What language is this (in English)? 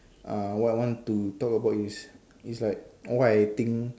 English